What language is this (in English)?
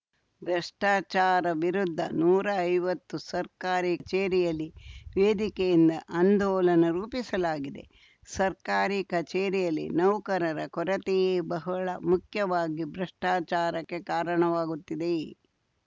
Kannada